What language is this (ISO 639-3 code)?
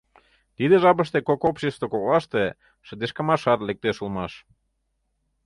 chm